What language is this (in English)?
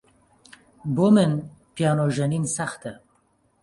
Central Kurdish